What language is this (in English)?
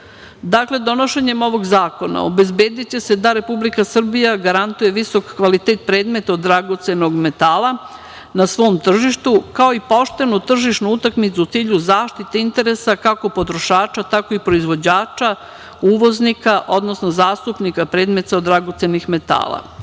Serbian